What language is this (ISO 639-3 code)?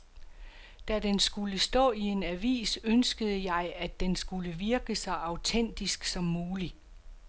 dan